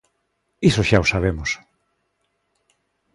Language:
Galician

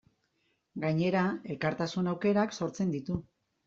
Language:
Basque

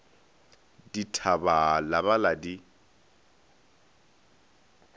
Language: Northern Sotho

